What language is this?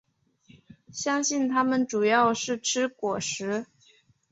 Chinese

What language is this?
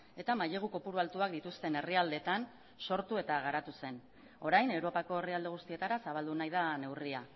Basque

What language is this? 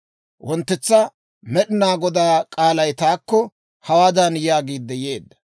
Dawro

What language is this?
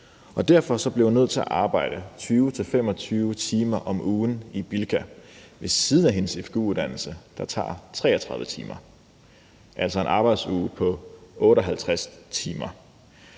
Danish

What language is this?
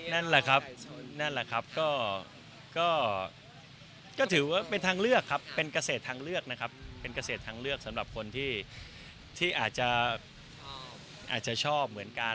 Thai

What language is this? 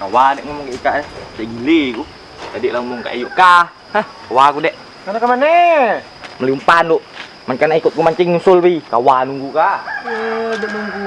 Indonesian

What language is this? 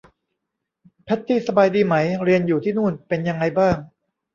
Thai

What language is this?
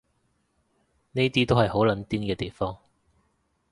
Cantonese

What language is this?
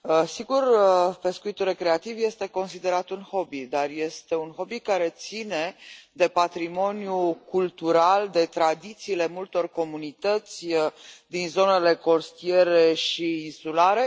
Romanian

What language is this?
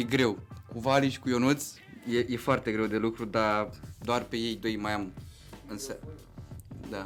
Romanian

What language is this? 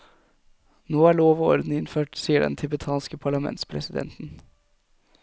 Norwegian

